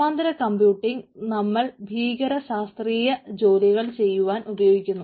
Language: Malayalam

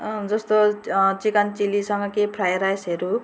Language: Nepali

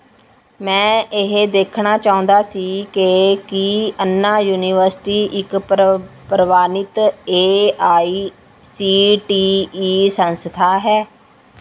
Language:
Punjabi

